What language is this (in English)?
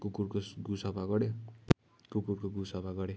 Nepali